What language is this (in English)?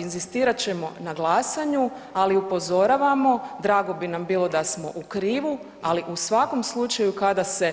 Croatian